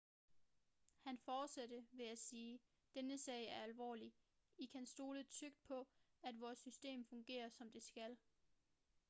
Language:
Danish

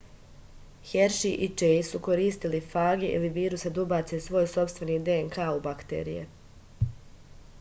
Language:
Serbian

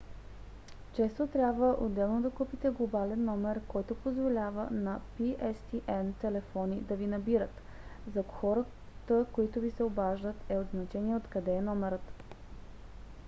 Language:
Bulgarian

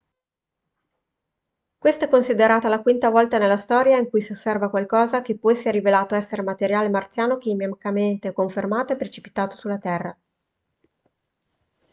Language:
Italian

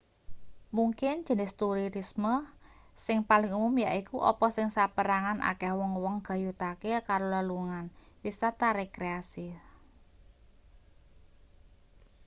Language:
Javanese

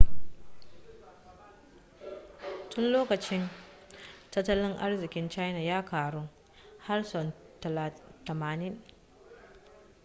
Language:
Hausa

